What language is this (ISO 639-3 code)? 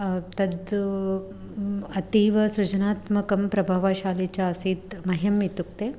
san